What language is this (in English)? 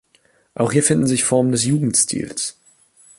German